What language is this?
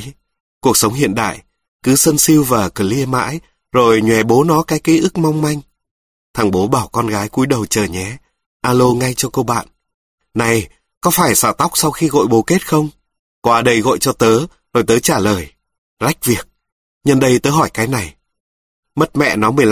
Vietnamese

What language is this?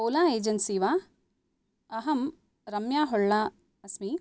Sanskrit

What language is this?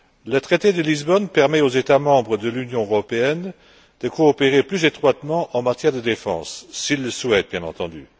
French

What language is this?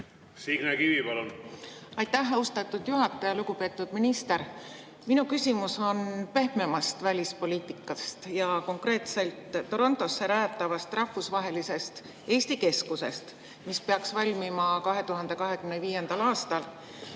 Estonian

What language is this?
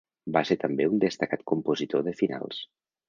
Catalan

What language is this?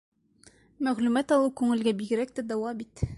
Bashkir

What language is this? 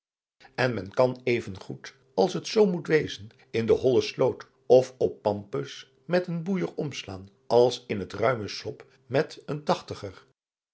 Dutch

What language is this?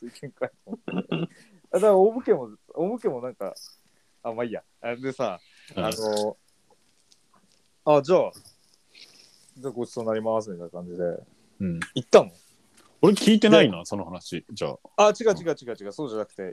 Japanese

